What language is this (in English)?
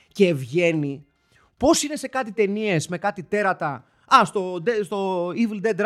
Greek